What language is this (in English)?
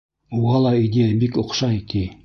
Bashkir